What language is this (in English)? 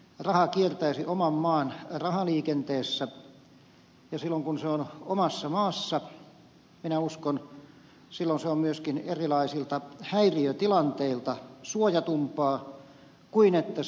Finnish